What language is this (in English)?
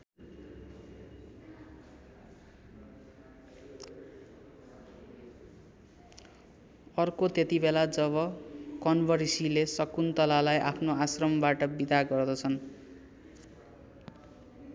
Nepali